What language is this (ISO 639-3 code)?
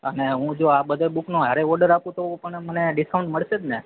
guj